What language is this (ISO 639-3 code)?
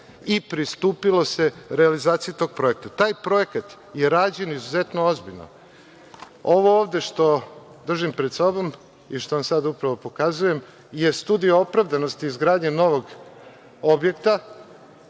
srp